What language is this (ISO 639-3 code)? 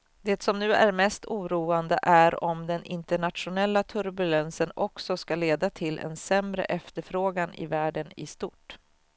swe